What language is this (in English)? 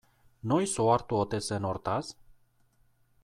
Basque